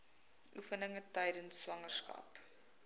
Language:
Afrikaans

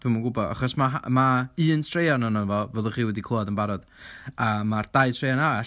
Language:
Welsh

